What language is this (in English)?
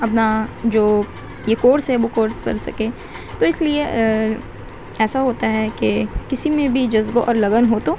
Urdu